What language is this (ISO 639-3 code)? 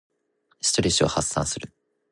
jpn